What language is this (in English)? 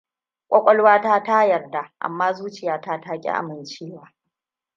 Hausa